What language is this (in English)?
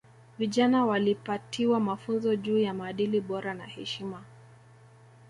Swahili